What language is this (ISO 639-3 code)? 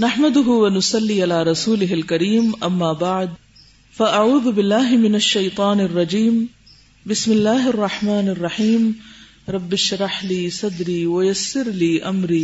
urd